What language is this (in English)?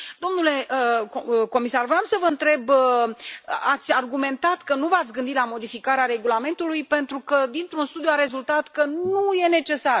Romanian